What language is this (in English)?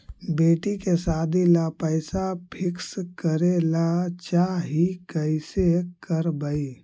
Magahi